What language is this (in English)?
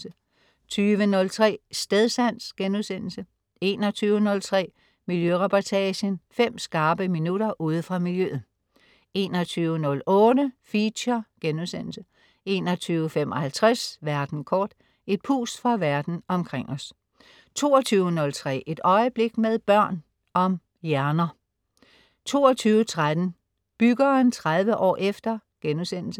Danish